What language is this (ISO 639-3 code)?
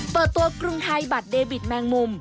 tha